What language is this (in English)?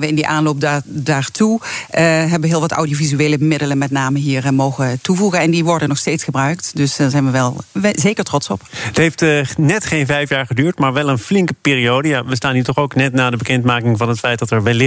Dutch